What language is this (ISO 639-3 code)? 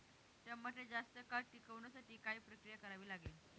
mar